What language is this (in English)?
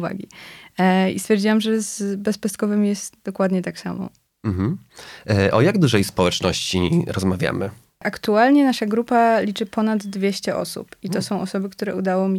Polish